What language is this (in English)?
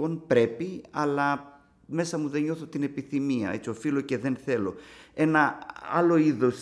Greek